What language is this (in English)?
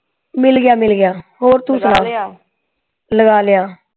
Punjabi